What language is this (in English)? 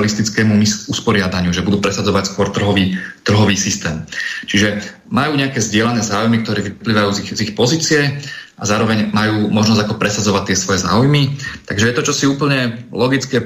Slovak